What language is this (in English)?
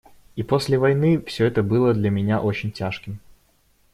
Russian